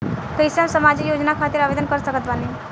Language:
Bhojpuri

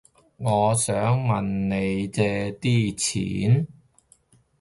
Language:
Cantonese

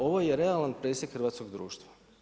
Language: Croatian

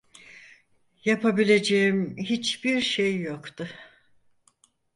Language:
Turkish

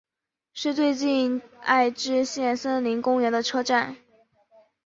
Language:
Chinese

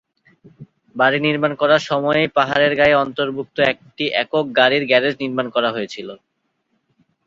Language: Bangla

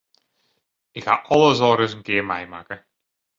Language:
Western Frisian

